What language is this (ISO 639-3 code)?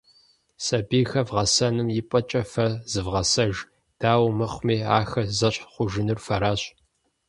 kbd